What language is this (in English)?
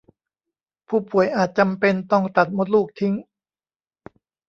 Thai